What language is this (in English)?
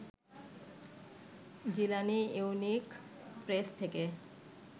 Bangla